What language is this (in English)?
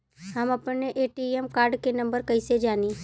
Bhojpuri